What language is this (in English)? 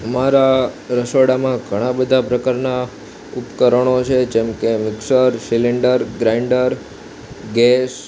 Gujarati